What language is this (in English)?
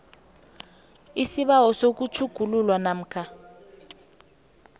South Ndebele